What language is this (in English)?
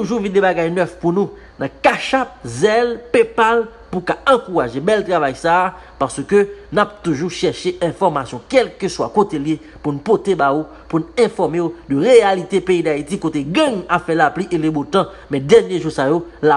French